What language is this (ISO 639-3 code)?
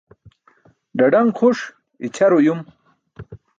bsk